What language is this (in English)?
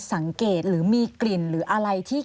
Thai